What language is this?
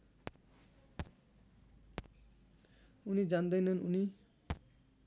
Nepali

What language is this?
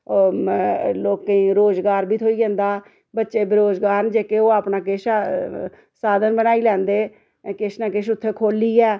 Dogri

